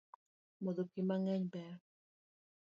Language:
Luo (Kenya and Tanzania)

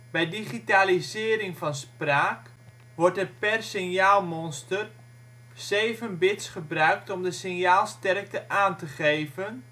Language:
Dutch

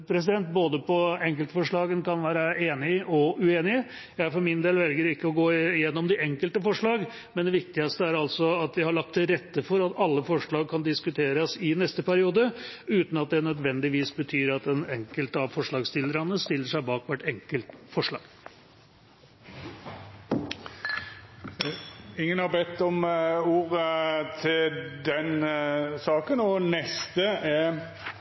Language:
Norwegian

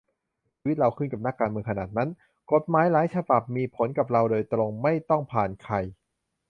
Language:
Thai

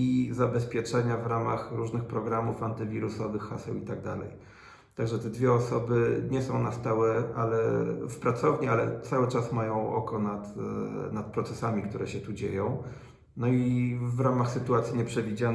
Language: Polish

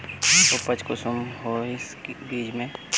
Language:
Magahi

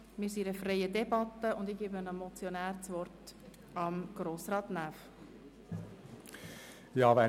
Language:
Swiss German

